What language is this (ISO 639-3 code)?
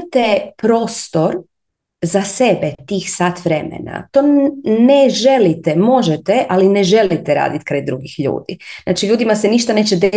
hrv